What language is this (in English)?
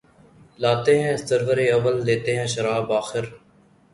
Urdu